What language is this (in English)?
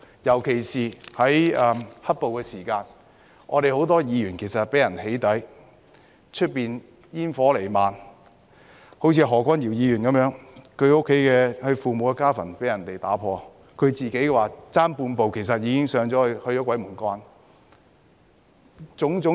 Cantonese